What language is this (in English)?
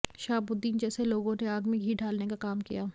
Hindi